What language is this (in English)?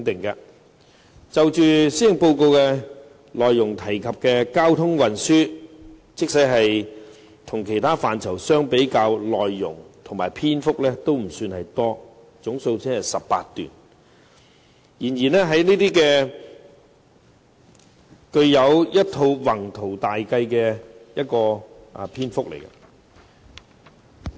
Cantonese